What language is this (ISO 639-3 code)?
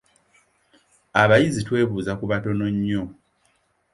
lug